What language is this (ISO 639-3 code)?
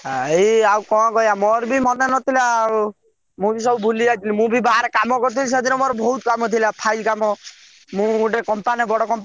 ori